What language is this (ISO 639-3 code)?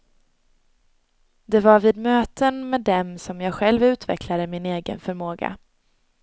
swe